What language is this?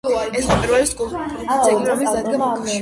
Georgian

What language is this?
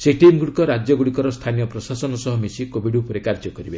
Odia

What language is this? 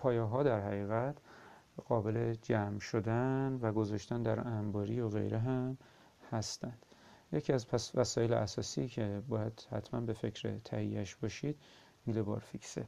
Persian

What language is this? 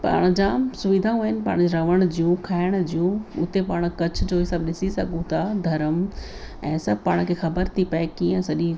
Sindhi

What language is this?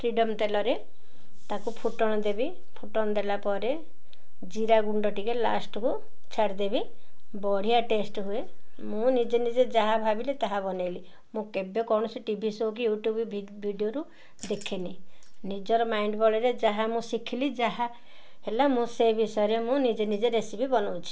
Odia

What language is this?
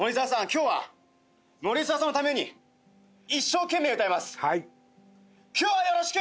Japanese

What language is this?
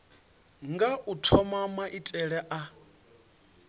Venda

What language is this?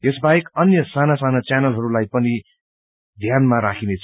Nepali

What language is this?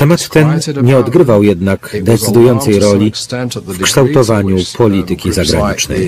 Polish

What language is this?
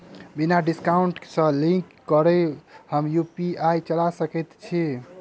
Maithili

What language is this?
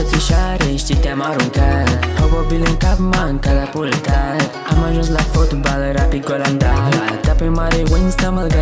Romanian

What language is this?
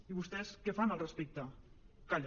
Catalan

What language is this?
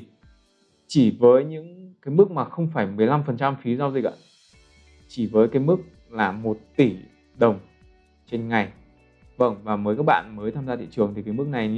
Vietnamese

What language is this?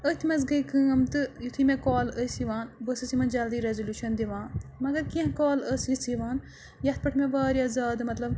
Kashmiri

